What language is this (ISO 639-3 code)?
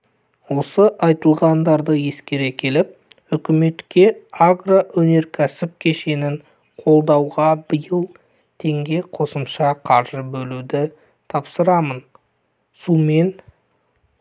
kaz